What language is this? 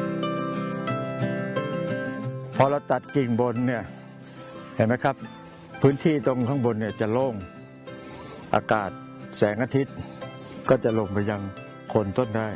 Thai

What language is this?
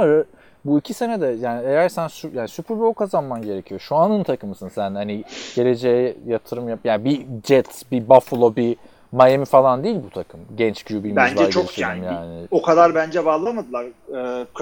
Turkish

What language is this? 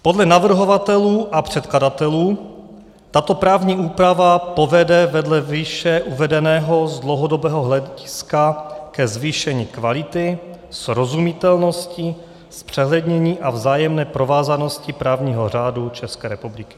Czech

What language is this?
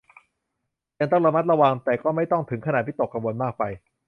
Thai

